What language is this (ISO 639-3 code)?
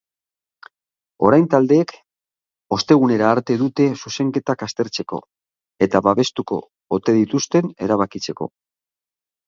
eus